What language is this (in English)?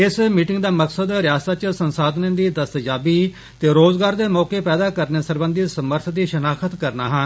Dogri